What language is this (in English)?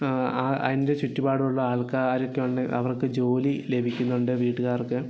Malayalam